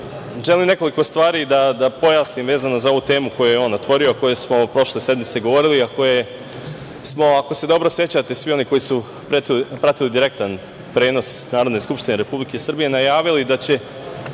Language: Serbian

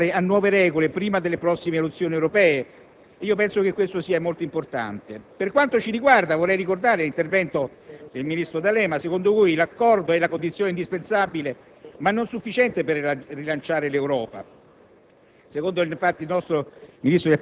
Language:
Italian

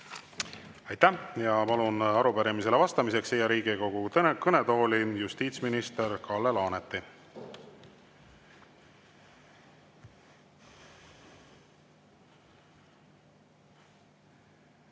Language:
Estonian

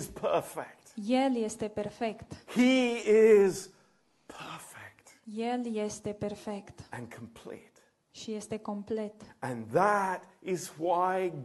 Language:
Romanian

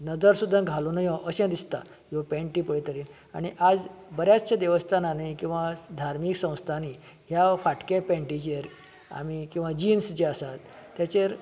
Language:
Konkani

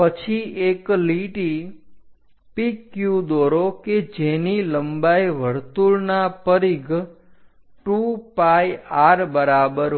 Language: Gujarati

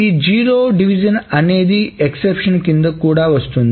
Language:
Telugu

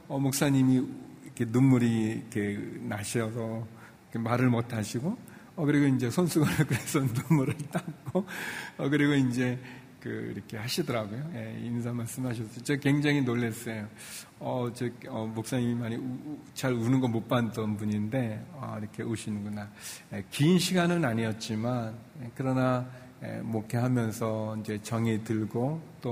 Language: Korean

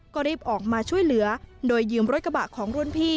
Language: Thai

